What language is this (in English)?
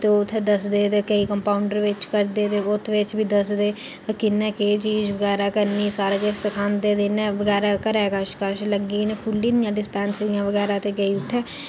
Dogri